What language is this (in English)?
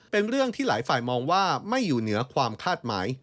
Thai